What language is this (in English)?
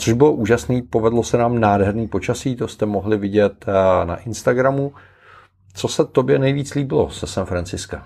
Czech